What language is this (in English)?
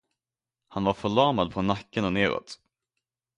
Swedish